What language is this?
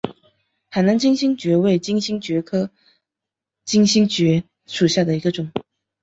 Chinese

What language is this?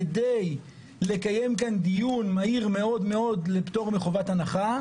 Hebrew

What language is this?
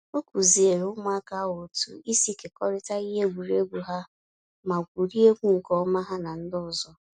Igbo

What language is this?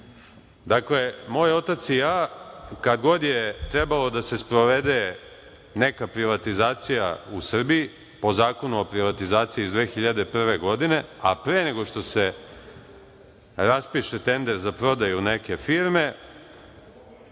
Serbian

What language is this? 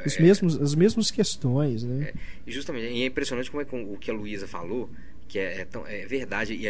Portuguese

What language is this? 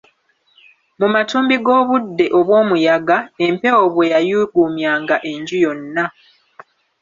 Ganda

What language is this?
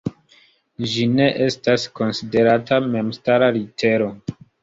Esperanto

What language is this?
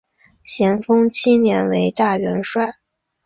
Chinese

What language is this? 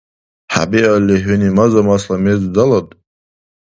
Dargwa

